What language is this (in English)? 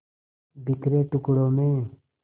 Hindi